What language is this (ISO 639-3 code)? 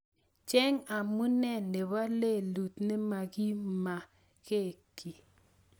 kln